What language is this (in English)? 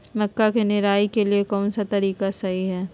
Magahi